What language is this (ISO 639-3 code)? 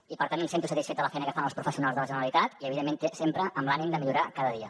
cat